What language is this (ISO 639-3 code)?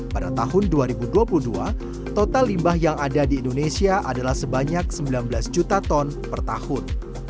ind